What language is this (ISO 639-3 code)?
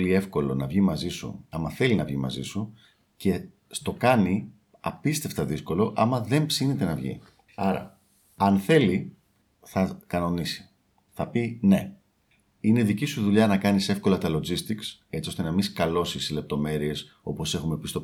ell